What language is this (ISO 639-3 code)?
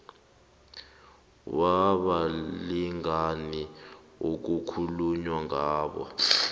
nbl